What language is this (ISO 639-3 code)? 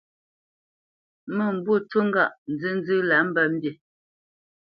bce